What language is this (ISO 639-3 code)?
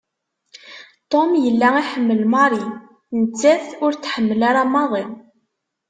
kab